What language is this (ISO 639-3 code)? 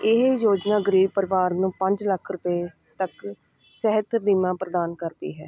pan